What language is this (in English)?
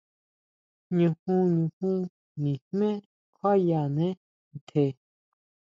Huautla Mazatec